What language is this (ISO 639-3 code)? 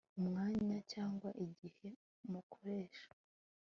kin